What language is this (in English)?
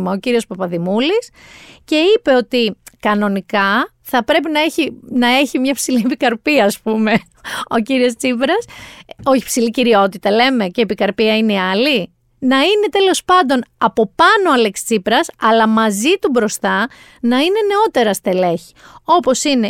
Greek